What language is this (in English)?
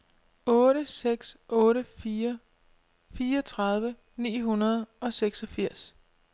Danish